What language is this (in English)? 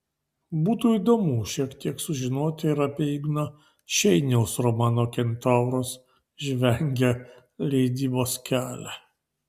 Lithuanian